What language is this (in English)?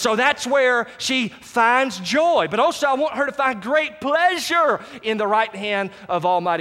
English